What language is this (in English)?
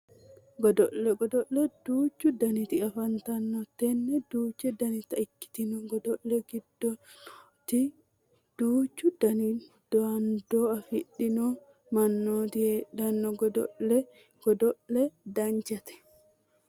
Sidamo